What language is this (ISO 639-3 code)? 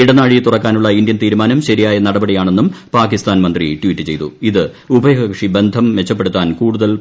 mal